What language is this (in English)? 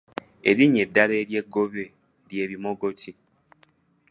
Ganda